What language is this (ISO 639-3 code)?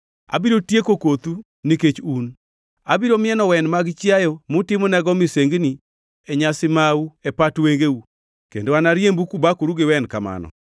luo